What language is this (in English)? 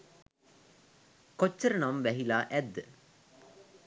Sinhala